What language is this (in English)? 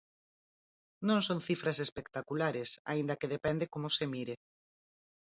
Galician